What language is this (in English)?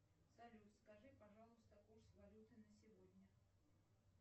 Russian